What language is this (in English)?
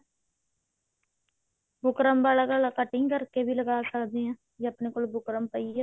Punjabi